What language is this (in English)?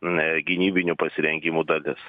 Lithuanian